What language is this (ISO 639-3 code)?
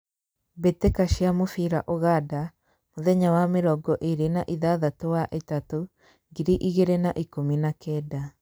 kik